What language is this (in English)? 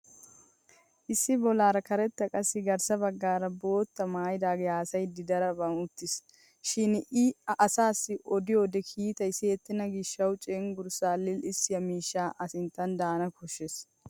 Wolaytta